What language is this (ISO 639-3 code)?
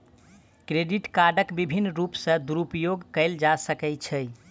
mai